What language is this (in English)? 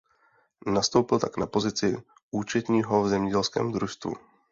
Czech